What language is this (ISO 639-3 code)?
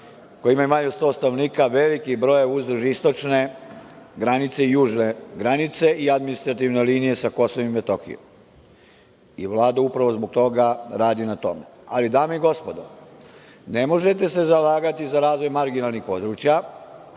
srp